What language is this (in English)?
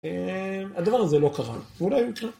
Hebrew